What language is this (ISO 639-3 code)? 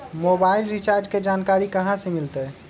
mag